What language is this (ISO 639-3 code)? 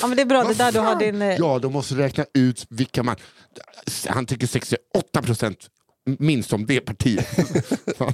swe